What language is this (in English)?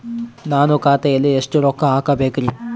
Kannada